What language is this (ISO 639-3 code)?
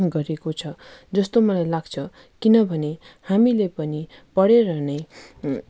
nep